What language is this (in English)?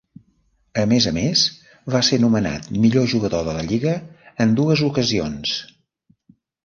Catalan